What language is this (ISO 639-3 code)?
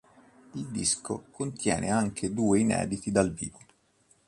ita